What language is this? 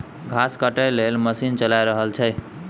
Maithili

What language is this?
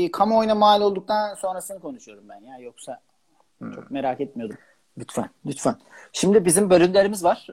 Turkish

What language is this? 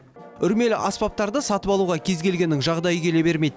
Kazakh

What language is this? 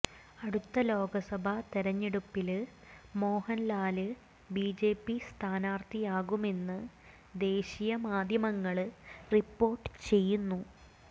Malayalam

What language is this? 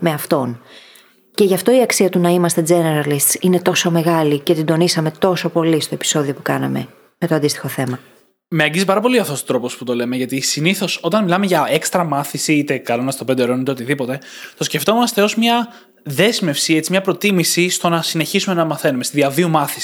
Greek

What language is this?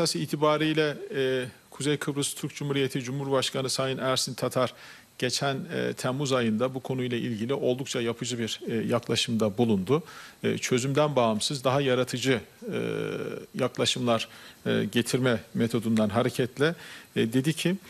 Greek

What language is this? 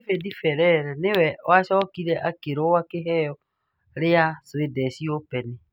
Kikuyu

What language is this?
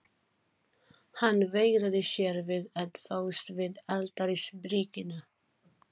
Icelandic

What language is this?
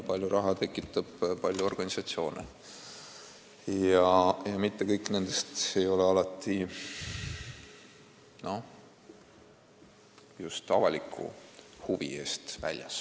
Estonian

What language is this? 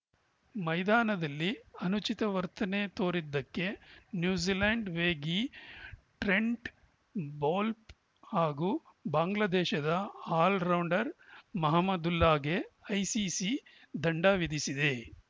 Kannada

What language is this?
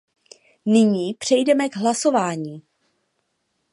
Czech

